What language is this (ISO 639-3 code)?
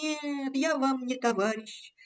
rus